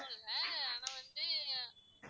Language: Tamil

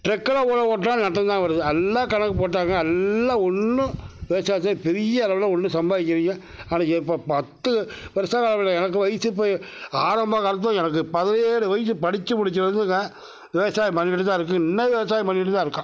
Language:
Tamil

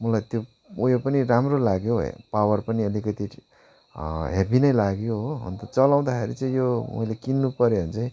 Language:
Nepali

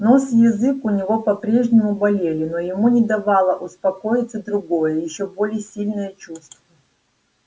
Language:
Russian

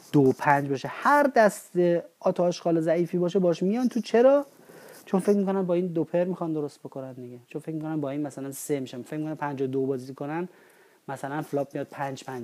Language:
Persian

